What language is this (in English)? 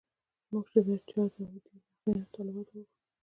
Pashto